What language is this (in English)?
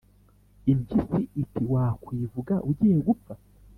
Kinyarwanda